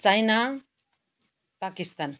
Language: Nepali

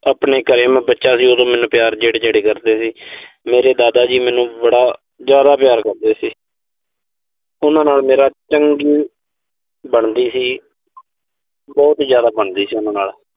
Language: Punjabi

